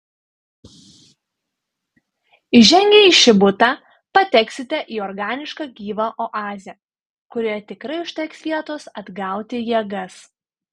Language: Lithuanian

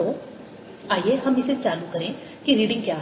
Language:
Hindi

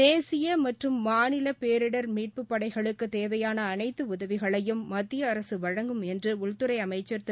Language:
Tamil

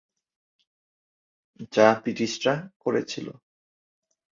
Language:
Bangla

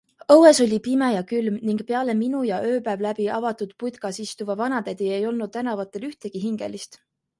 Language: Estonian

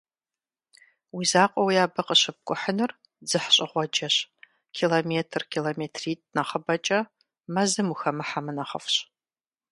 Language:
Kabardian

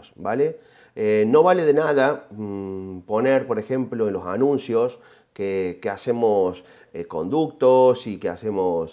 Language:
Spanish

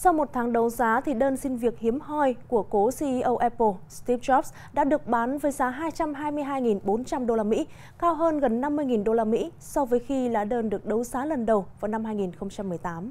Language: Vietnamese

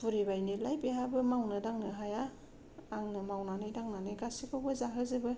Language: Bodo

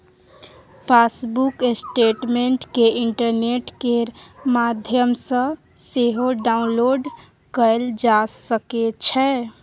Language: Maithili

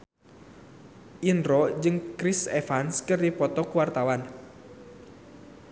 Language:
Sundanese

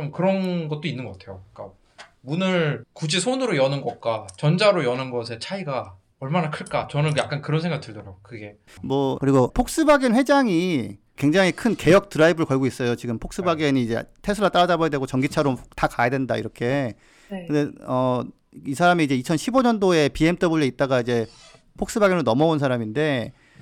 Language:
Korean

